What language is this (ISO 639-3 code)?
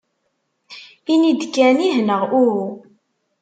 kab